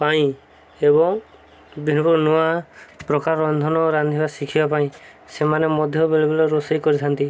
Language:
Odia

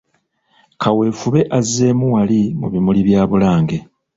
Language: Ganda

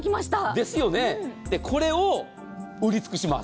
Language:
Japanese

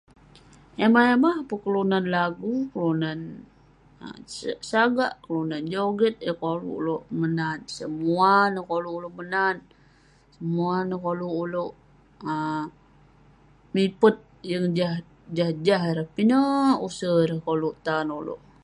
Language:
Western Penan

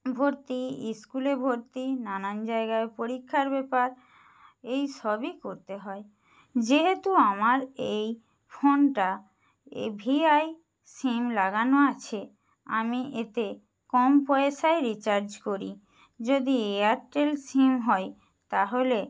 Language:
Bangla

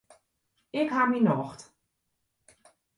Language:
Western Frisian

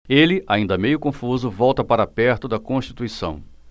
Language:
Portuguese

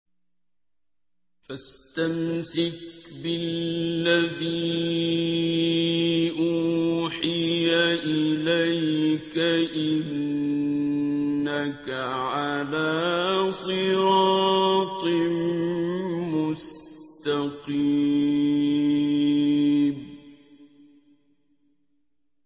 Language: Arabic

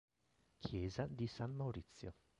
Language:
Italian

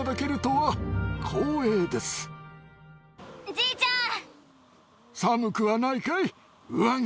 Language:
Japanese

